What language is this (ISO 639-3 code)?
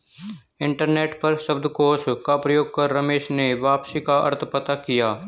hin